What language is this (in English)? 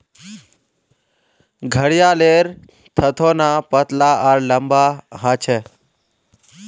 Magahi